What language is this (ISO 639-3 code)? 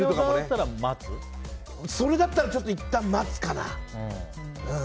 jpn